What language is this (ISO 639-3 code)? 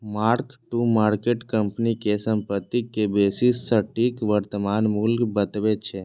mai